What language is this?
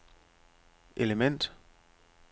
Danish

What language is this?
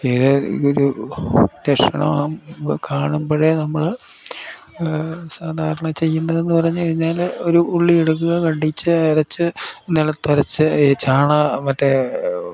Malayalam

